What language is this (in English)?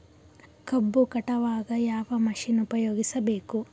Kannada